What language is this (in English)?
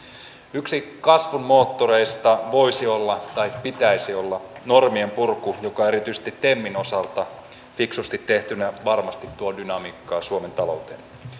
Finnish